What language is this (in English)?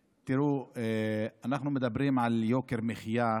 Hebrew